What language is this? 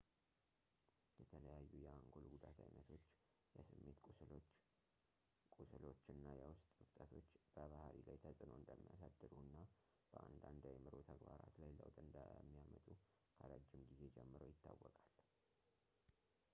Amharic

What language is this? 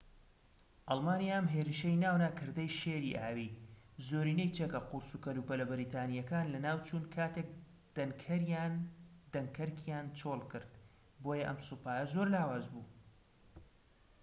Central Kurdish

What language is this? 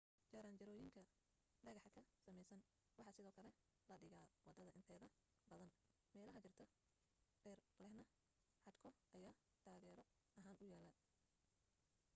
Somali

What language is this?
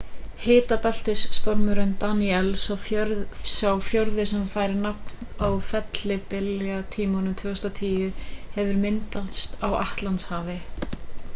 Icelandic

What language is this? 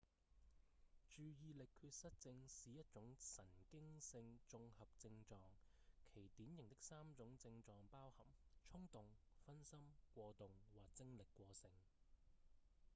Cantonese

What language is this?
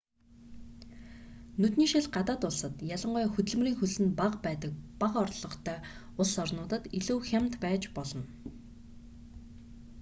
Mongolian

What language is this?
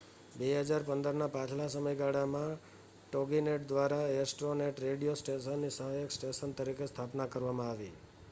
Gujarati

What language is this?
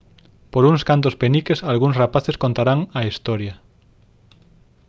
Galician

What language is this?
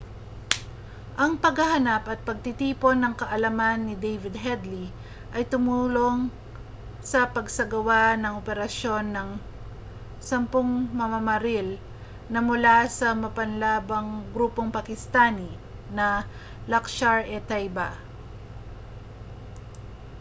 Filipino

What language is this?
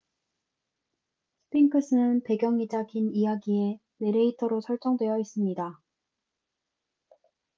Korean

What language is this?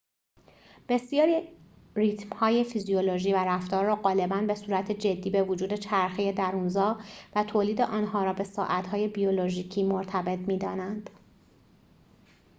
Persian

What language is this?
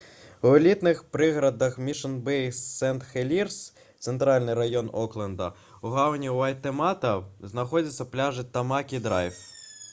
Belarusian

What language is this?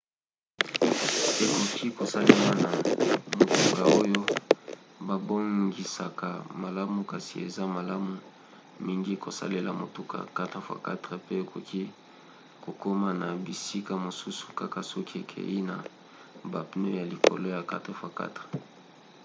Lingala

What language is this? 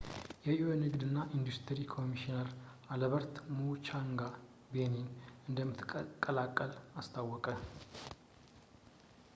Amharic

